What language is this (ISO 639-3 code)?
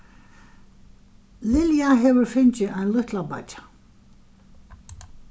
fao